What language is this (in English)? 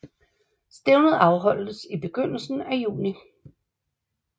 Danish